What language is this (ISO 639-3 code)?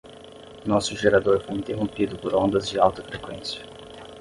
por